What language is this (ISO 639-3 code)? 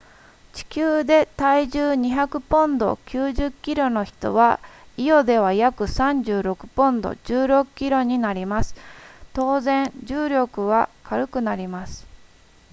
jpn